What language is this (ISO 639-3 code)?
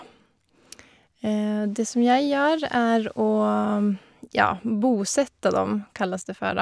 nor